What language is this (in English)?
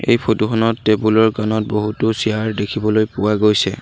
Assamese